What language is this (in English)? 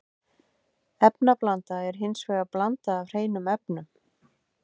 Icelandic